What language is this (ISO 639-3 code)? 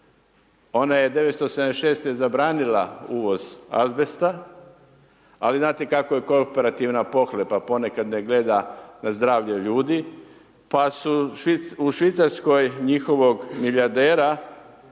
hrv